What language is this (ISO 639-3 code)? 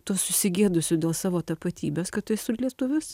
lit